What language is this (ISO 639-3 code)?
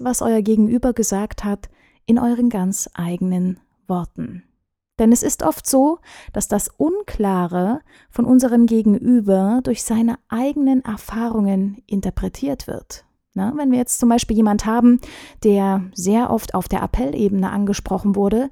deu